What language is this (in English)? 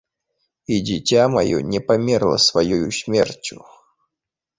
Belarusian